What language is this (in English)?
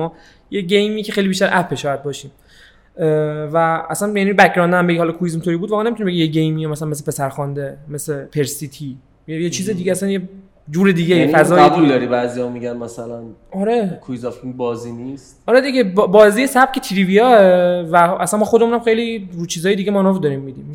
Persian